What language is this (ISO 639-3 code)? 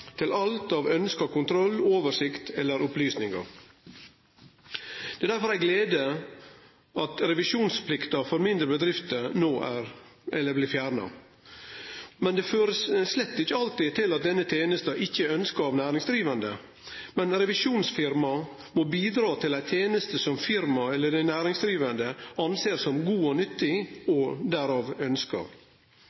nno